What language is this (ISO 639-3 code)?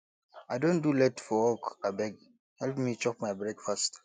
pcm